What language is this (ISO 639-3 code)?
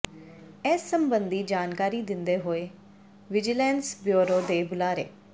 pan